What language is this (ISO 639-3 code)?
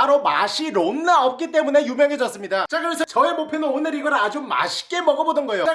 kor